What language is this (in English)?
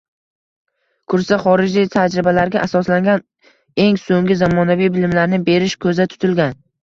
Uzbek